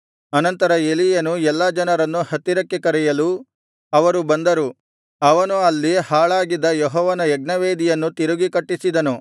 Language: Kannada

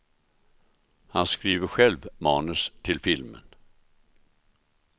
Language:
Swedish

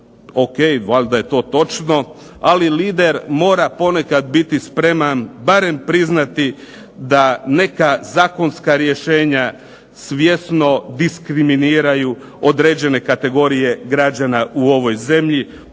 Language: Croatian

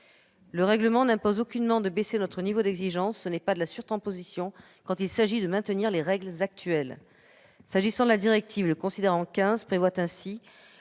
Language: French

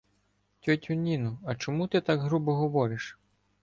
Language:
Ukrainian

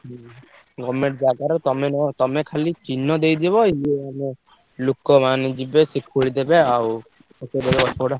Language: Odia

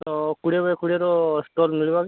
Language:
Odia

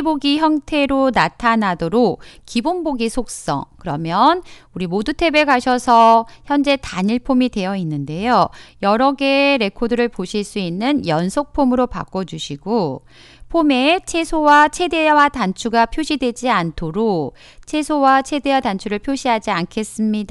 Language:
Korean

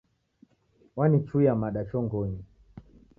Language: Taita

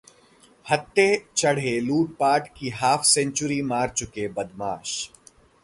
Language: Hindi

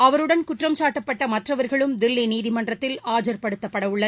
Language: Tamil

